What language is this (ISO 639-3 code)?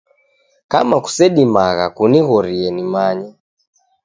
dav